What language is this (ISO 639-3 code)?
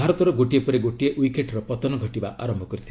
ori